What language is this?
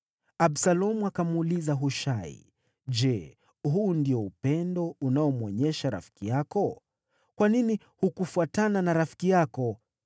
Swahili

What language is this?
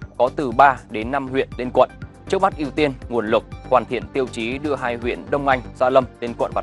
Vietnamese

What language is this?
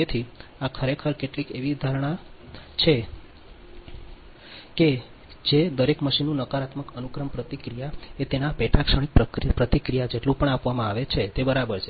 Gujarati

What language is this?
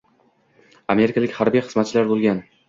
Uzbek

